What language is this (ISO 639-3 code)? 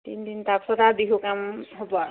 asm